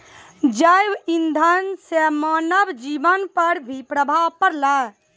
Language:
Maithili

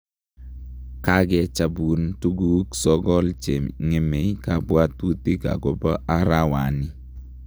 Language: Kalenjin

